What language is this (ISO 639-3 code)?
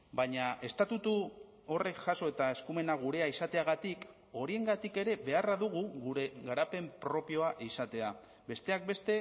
eus